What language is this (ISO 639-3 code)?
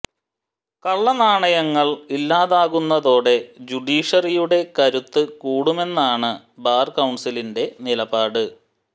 mal